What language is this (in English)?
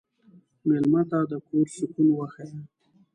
Pashto